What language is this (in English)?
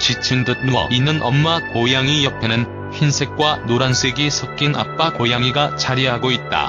Korean